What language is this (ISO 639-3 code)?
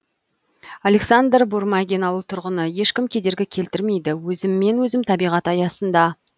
kaz